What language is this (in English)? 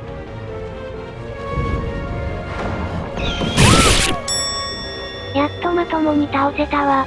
Japanese